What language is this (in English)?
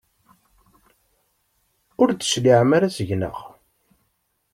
Kabyle